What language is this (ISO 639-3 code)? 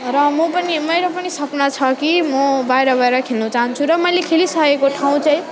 nep